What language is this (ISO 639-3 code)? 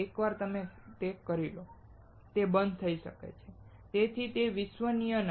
guj